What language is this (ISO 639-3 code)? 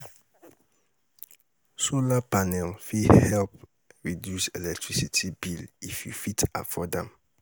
pcm